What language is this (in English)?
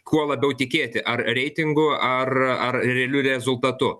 Lithuanian